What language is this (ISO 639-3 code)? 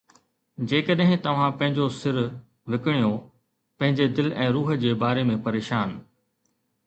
snd